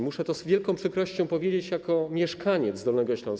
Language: Polish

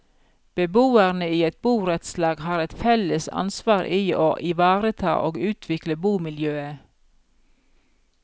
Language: Norwegian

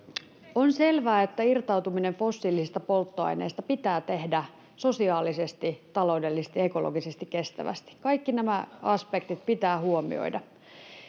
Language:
Finnish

